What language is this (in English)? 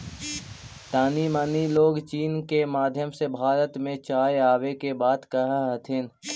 Magahi